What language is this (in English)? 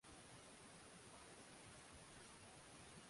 Swahili